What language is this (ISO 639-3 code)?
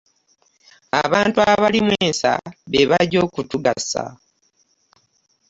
lug